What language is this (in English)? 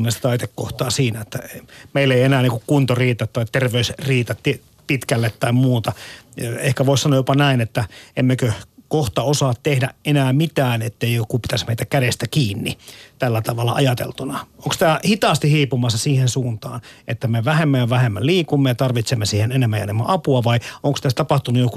Finnish